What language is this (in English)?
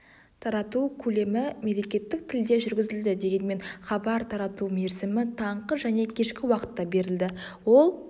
Kazakh